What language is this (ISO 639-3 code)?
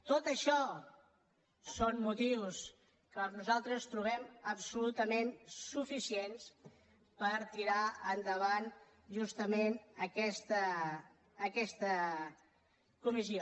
cat